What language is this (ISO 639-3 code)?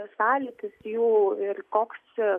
lit